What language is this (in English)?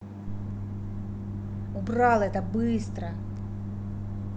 Russian